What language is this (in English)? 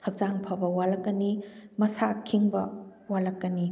Manipuri